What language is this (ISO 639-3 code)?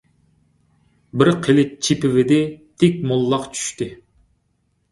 uig